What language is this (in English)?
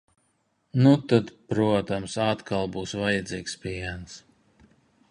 Latvian